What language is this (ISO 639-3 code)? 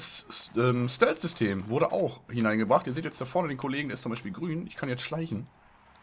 deu